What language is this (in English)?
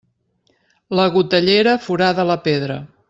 Catalan